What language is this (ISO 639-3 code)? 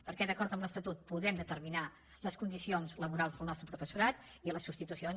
cat